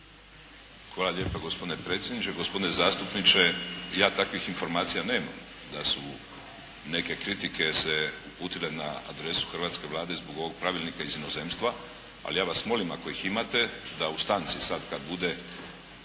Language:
Croatian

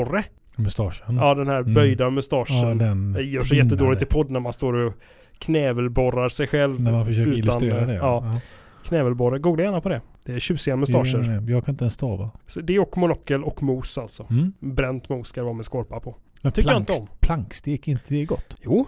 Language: Swedish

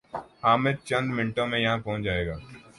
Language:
Urdu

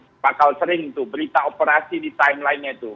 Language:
Indonesian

